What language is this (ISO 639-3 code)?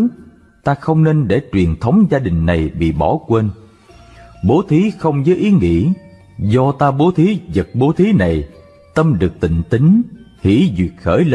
vie